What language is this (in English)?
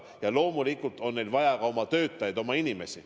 Estonian